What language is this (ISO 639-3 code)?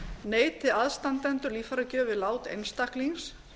isl